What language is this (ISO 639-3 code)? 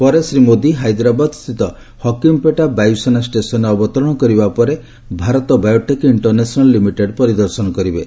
ori